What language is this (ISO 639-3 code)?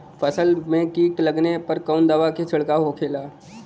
bho